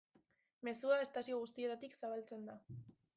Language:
Basque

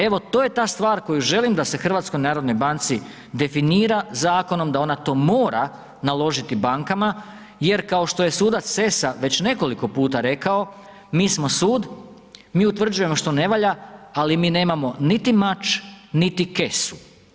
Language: Croatian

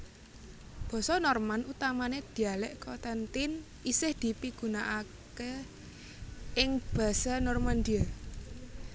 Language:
Javanese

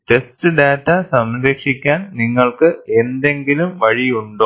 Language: Malayalam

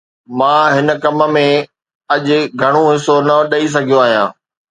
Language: Sindhi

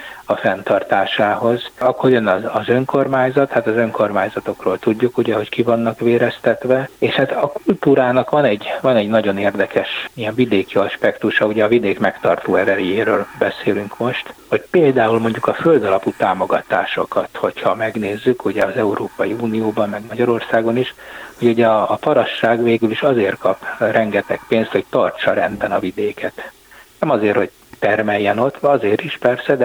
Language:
Hungarian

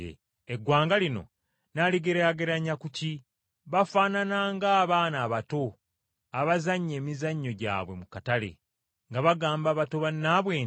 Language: Ganda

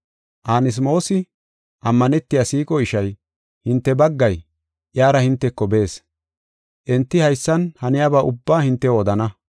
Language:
Gofa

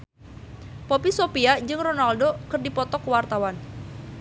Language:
Sundanese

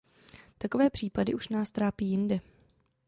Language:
Czech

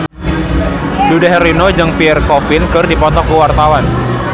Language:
Sundanese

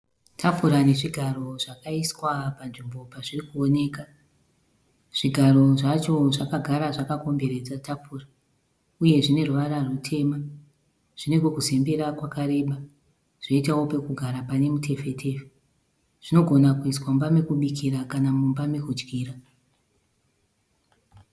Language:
Shona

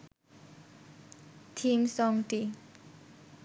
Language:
Bangla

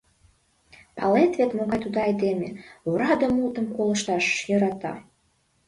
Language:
Mari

